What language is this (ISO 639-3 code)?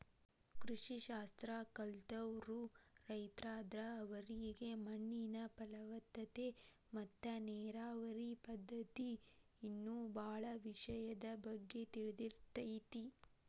kan